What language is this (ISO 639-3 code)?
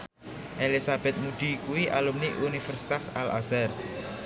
jav